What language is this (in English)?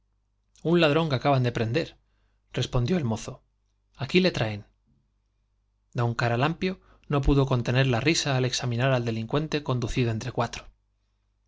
Spanish